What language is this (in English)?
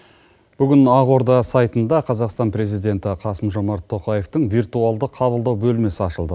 Kazakh